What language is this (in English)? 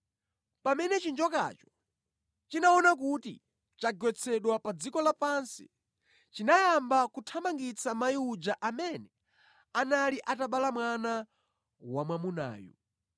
Nyanja